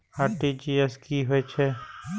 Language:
Maithili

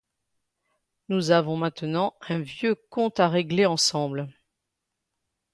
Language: French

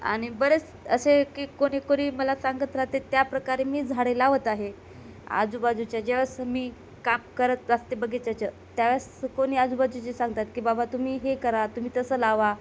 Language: Marathi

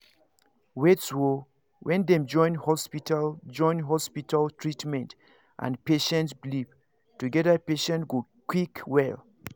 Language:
Nigerian Pidgin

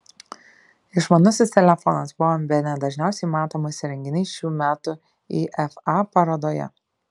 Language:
Lithuanian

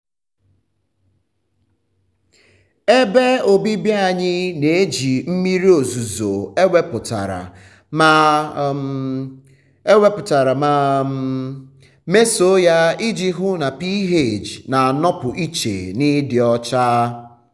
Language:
Igbo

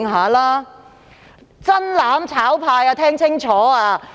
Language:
Cantonese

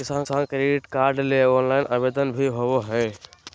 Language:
Magahi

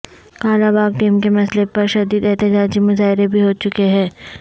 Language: Urdu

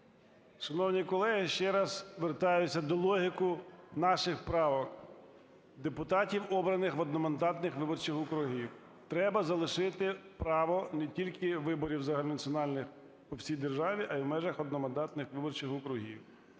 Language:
Ukrainian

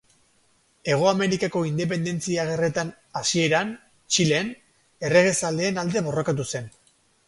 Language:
Basque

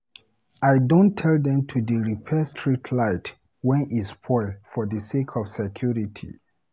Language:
Nigerian Pidgin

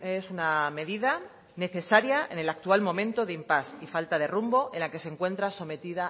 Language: Spanish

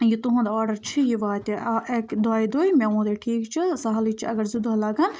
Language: Kashmiri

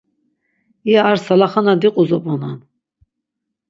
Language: Laz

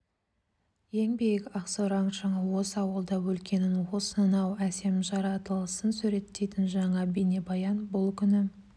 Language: Kazakh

